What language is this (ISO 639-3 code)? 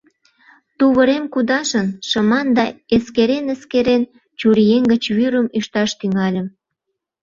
chm